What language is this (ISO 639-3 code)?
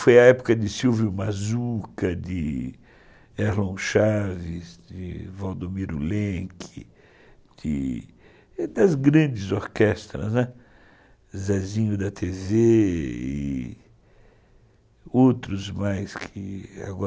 por